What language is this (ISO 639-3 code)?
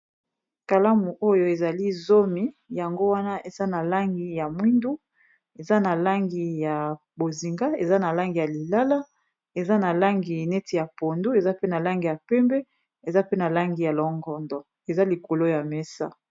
lin